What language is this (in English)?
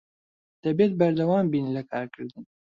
Central Kurdish